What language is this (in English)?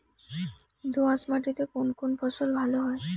Bangla